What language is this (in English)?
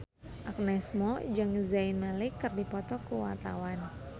Sundanese